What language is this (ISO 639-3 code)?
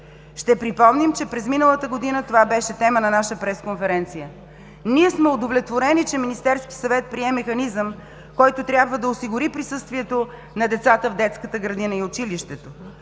bul